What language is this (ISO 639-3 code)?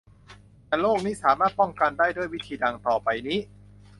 tha